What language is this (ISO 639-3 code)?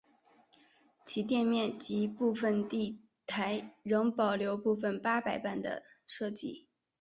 zho